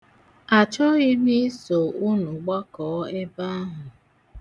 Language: Igbo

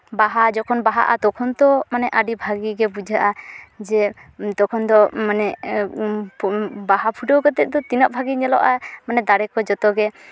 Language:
Santali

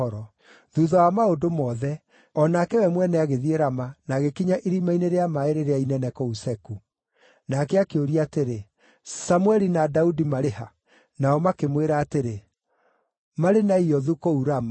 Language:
Kikuyu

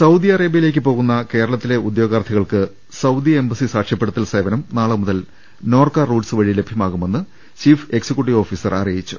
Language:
Malayalam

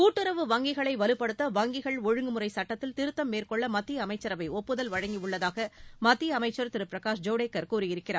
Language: Tamil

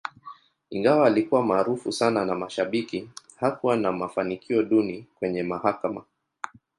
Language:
Swahili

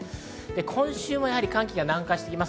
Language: Japanese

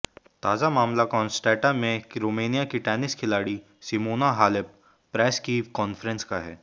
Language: Hindi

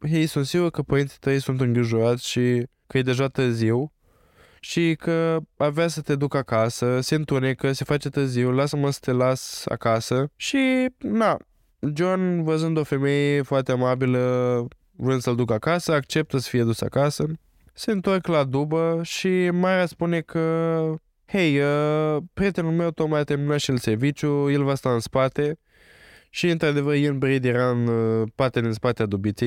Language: Romanian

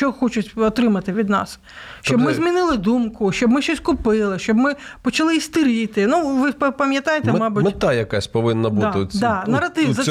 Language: Ukrainian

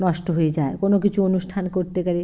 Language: Bangla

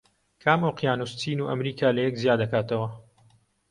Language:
Central Kurdish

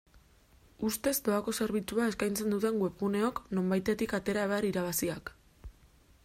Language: Basque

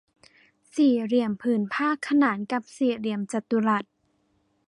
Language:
Thai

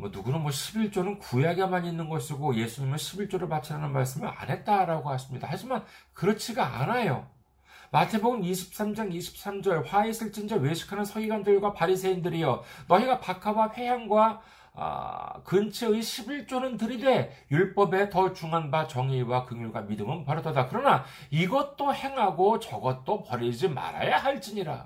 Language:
Korean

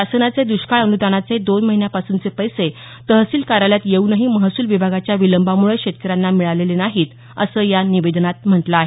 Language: Marathi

